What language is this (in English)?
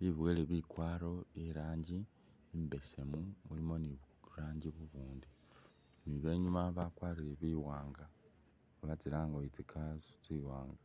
Masaaba